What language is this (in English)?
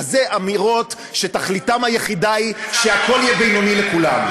Hebrew